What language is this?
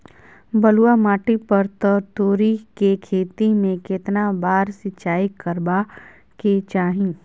Maithili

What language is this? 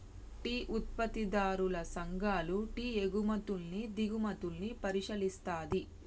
Telugu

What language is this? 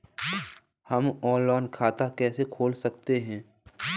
Hindi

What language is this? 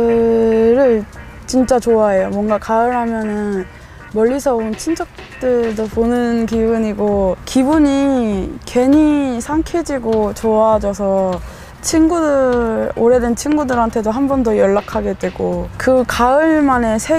Korean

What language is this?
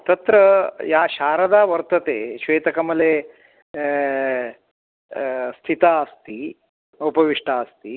Sanskrit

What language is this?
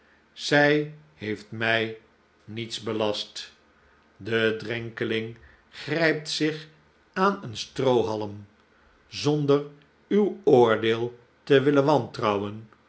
Dutch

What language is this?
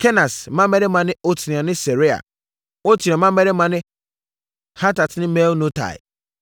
Akan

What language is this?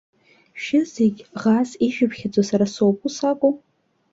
Abkhazian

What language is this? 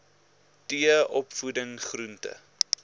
Afrikaans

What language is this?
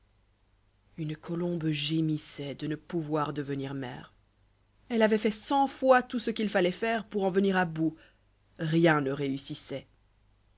French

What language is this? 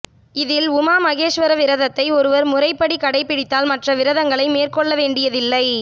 Tamil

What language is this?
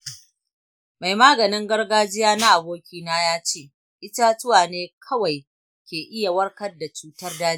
Hausa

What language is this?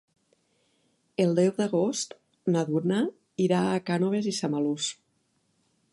Catalan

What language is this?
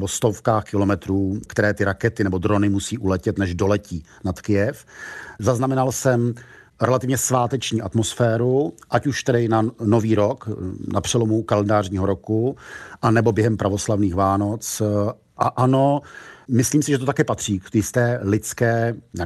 Czech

